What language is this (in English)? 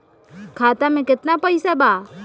Bhojpuri